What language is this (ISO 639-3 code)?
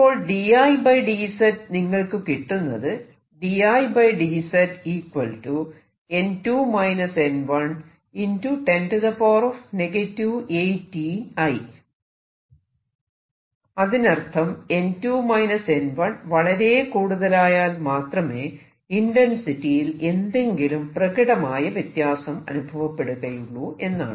mal